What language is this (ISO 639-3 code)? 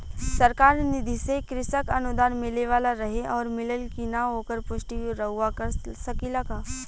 bho